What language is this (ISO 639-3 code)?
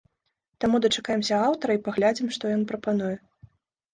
bel